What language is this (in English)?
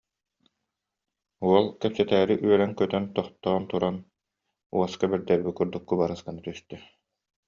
Yakut